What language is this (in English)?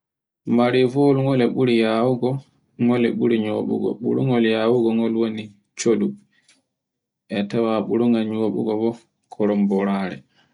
Borgu Fulfulde